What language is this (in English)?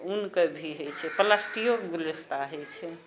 Maithili